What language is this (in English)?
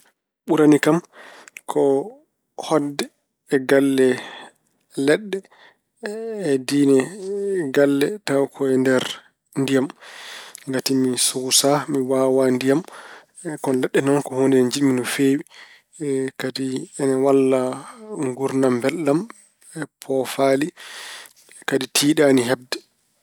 Fula